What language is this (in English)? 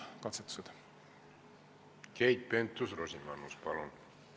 Estonian